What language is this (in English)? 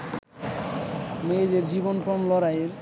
Bangla